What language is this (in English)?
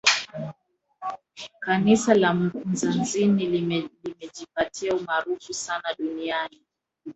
Swahili